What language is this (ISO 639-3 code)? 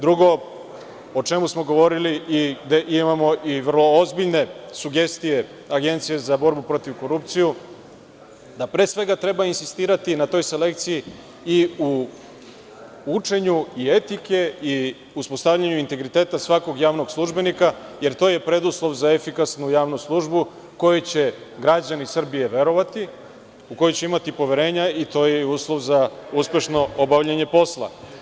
srp